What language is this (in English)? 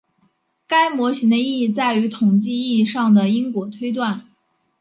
Chinese